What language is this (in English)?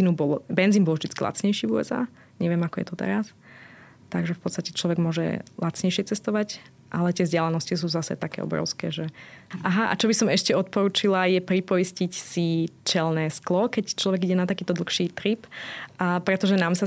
Slovak